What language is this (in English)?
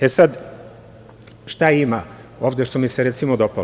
Serbian